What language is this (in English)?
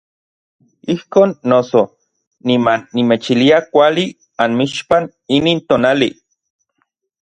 Orizaba Nahuatl